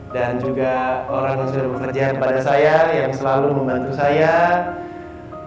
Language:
Indonesian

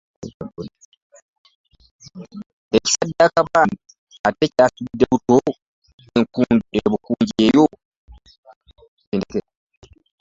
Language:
Ganda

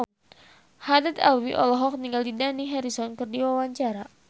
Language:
Sundanese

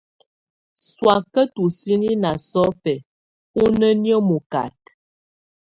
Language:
Tunen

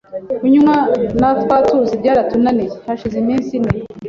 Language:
Kinyarwanda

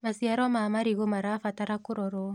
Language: Kikuyu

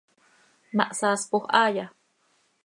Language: Seri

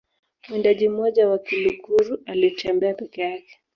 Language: Swahili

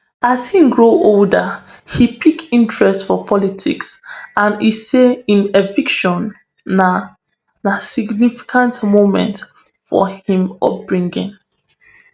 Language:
Nigerian Pidgin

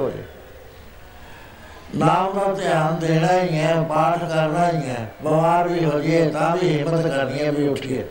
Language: Punjabi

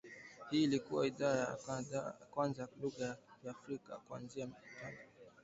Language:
Swahili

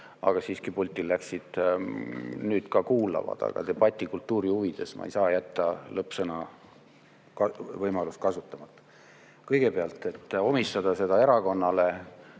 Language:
Estonian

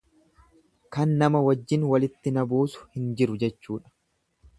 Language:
Oromo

